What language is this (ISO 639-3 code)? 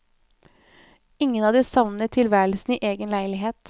nor